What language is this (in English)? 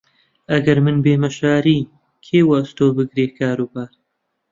Central Kurdish